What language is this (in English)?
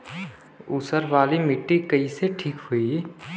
Bhojpuri